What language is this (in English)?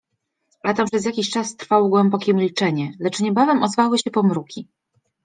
Polish